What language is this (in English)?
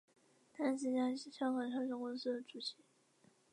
Chinese